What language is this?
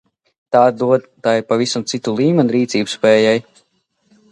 Latvian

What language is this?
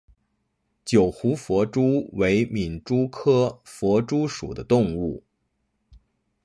Chinese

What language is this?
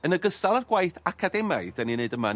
Welsh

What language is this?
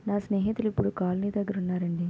Telugu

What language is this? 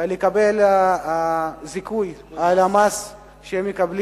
Hebrew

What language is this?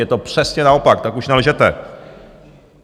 Czech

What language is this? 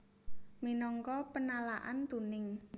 Javanese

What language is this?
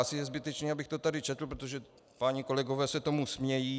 Czech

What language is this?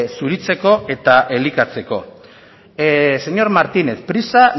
Basque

